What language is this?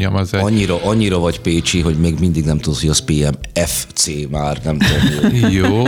Hungarian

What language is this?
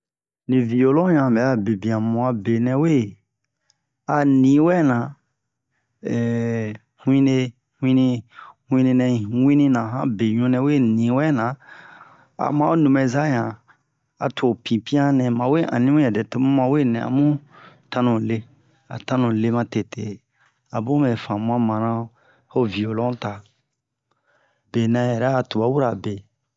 Bomu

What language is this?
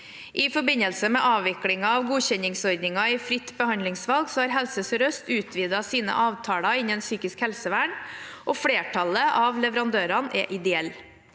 Norwegian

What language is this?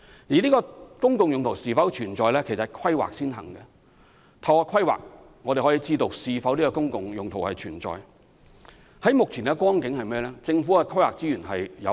Cantonese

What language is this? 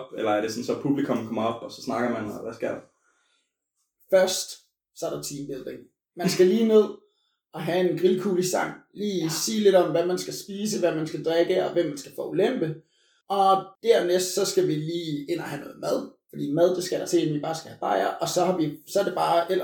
Danish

